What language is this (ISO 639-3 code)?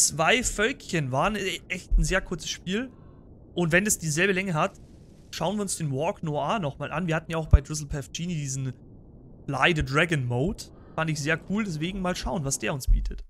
deu